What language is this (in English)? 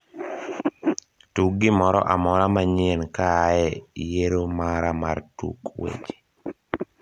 Luo (Kenya and Tanzania)